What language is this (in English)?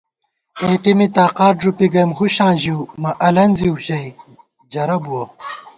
Gawar-Bati